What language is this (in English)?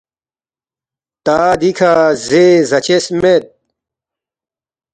Balti